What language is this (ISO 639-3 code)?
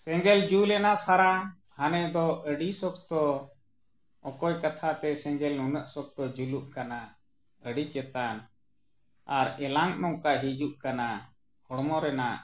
sat